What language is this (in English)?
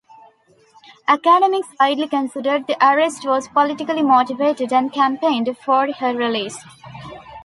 English